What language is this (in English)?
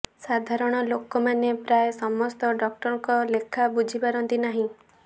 Odia